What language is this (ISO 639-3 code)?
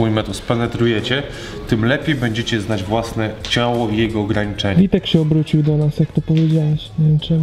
pol